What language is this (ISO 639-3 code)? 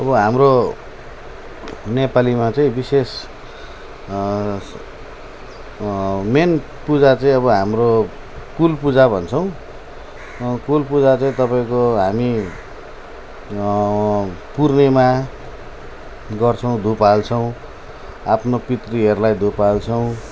nep